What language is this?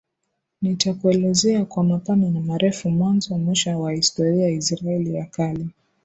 Swahili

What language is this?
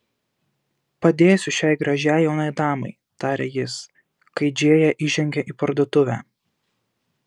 Lithuanian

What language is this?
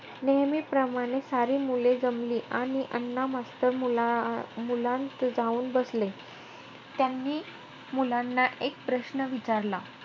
Marathi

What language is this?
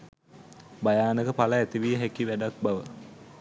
Sinhala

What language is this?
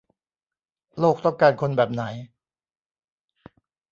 Thai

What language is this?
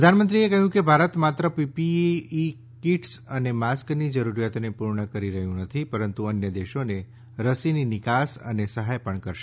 Gujarati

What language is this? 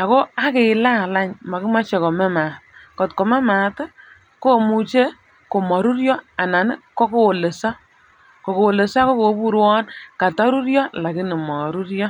Kalenjin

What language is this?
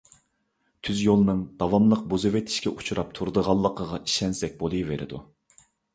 Uyghur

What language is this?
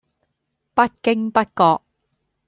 Cantonese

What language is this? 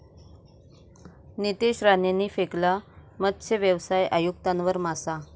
Marathi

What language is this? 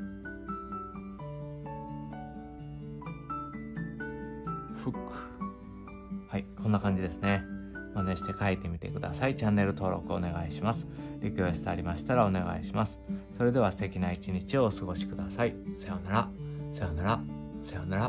Japanese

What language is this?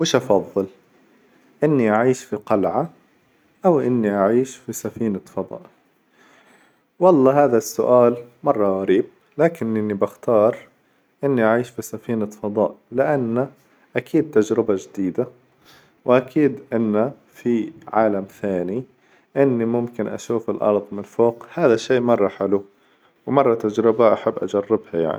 Hijazi Arabic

